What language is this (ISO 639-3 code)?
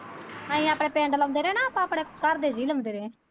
pan